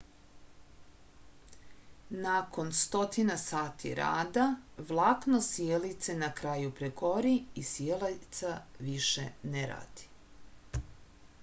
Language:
Serbian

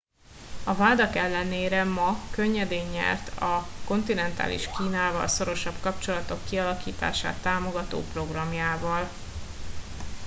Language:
Hungarian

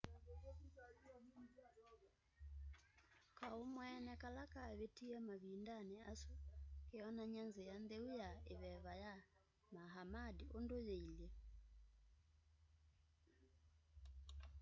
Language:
Kamba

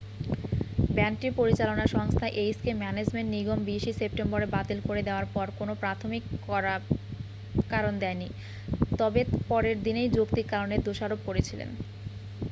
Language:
Bangla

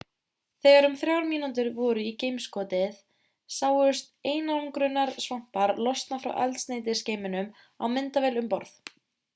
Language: Icelandic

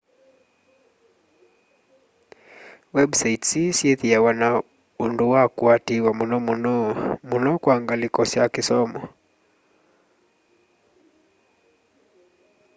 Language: Kamba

